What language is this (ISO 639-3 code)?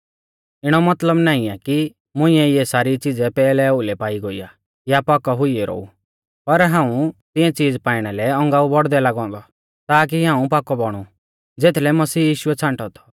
bfz